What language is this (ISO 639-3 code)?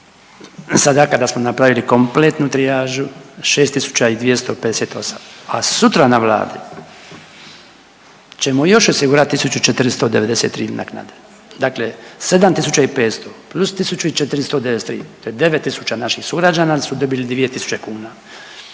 hrv